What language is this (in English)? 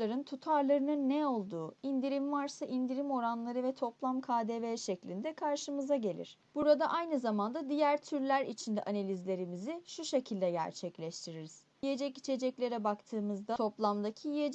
Turkish